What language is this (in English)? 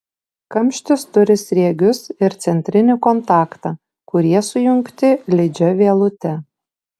Lithuanian